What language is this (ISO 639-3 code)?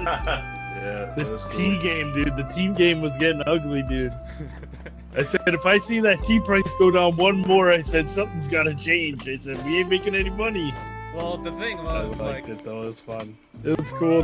eng